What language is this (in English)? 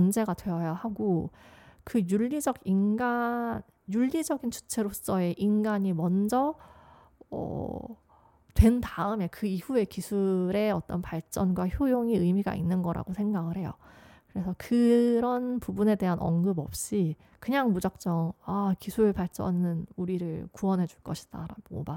Korean